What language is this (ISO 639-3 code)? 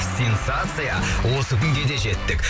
kaz